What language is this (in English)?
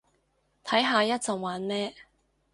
Cantonese